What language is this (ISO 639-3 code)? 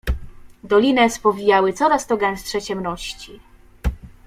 pol